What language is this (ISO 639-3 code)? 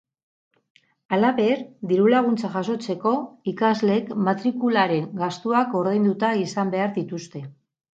eus